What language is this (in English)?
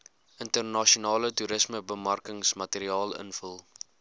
Afrikaans